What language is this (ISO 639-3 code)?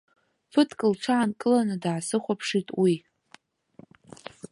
abk